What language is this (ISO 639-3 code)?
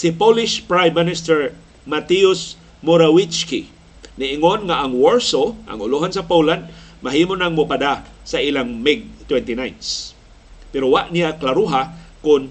fil